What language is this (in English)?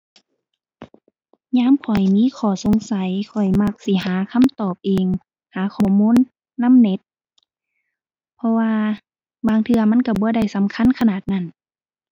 Thai